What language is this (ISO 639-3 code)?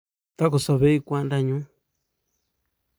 kln